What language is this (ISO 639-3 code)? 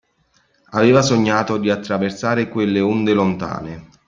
ita